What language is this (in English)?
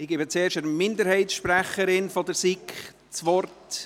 Swiss German